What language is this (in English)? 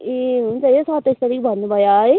Nepali